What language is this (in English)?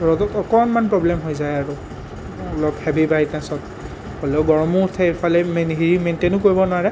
Assamese